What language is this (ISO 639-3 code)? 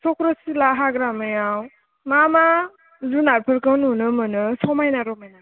brx